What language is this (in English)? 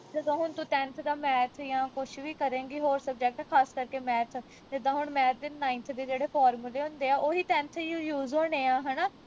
Punjabi